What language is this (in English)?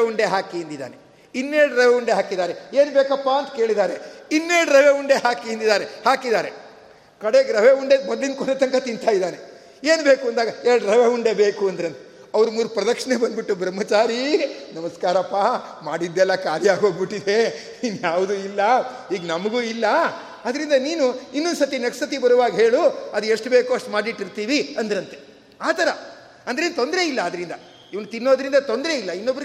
Kannada